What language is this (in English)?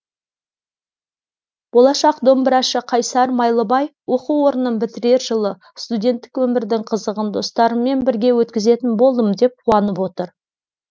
Kazakh